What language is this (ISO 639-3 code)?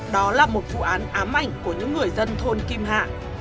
vie